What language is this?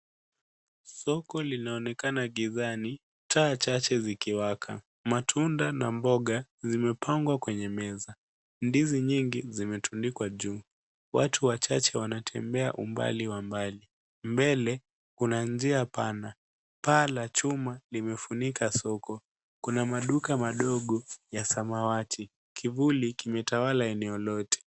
Swahili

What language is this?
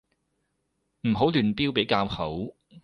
Cantonese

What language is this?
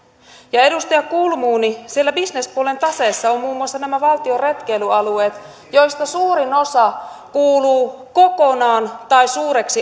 Finnish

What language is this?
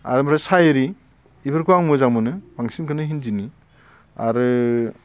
Bodo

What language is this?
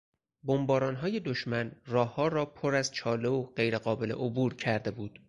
Persian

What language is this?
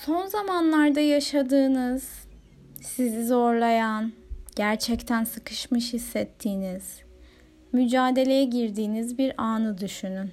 Turkish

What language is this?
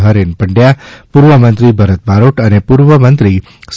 Gujarati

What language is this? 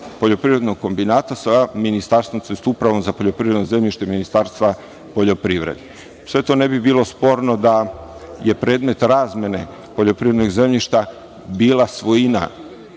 Serbian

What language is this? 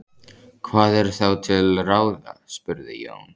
Icelandic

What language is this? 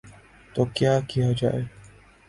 Urdu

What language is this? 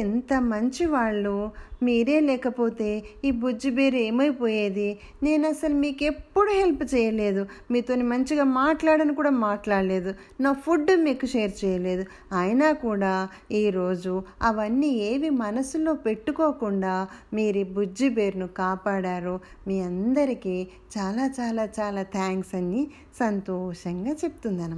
Telugu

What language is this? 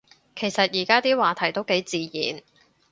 Cantonese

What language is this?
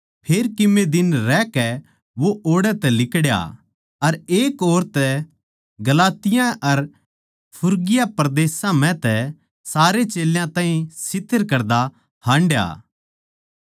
Haryanvi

